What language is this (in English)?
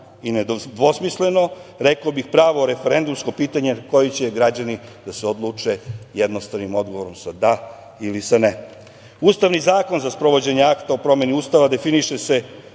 Serbian